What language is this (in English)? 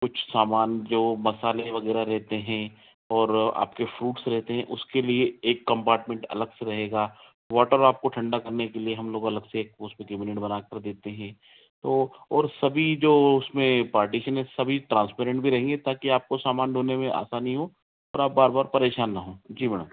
Hindi